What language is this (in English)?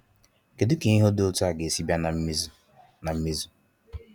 Igbo